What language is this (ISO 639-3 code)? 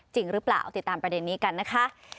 tha